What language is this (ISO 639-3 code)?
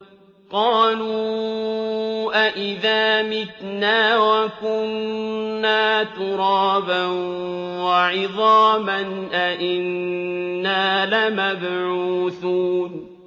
ara